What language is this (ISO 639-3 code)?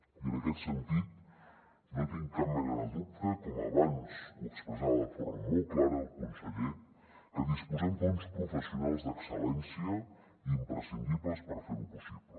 cat